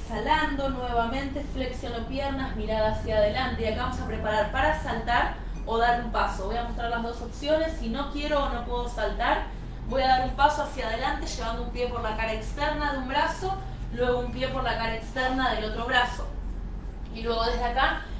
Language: Spanish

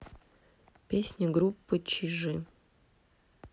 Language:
Russian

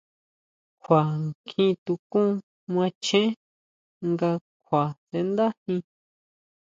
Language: Huautla Mazatec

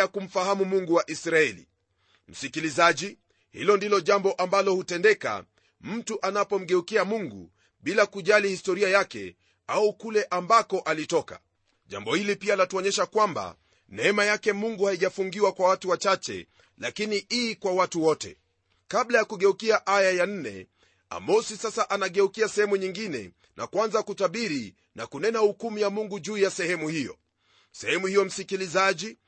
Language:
Swahili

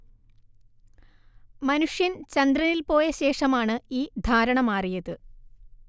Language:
Malayalam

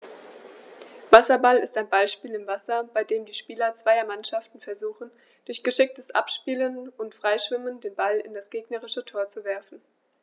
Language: German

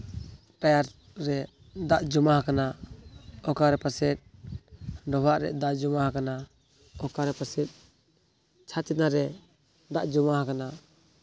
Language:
Santali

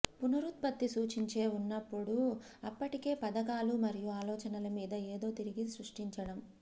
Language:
Telugu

